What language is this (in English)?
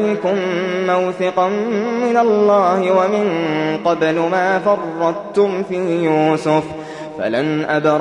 Arabic